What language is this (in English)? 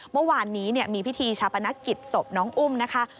Thai